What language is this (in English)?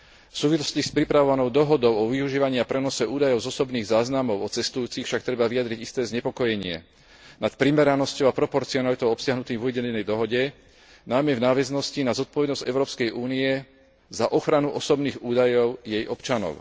Slovak